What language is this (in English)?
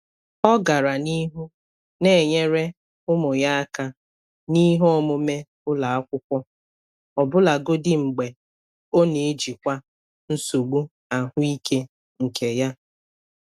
Igbo